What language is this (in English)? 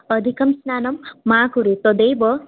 Sanskrit